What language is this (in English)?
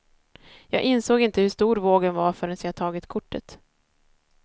Swedish